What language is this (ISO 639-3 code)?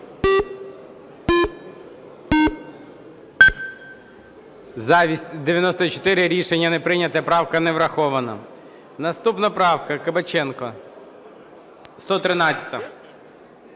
ukr